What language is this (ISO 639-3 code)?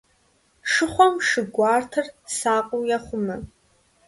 kbd